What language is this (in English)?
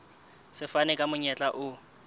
Southern Sotho